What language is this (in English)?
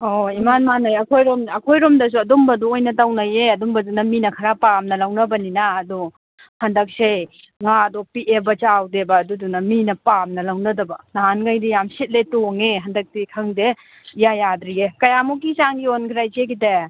Manipuri